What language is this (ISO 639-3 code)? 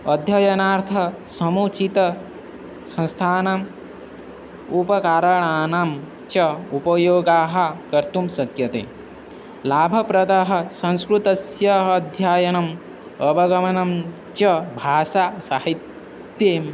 san